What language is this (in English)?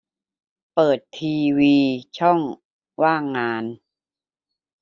Thai